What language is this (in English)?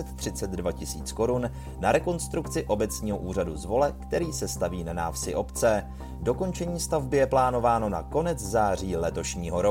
Czech